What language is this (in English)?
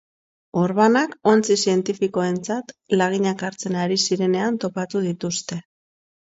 Basque